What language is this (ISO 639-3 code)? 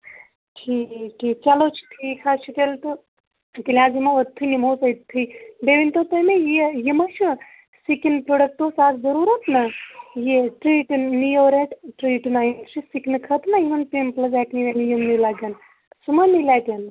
kas